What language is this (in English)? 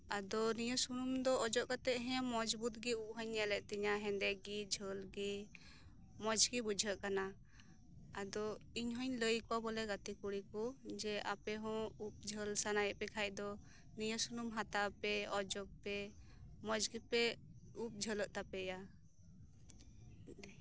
Santali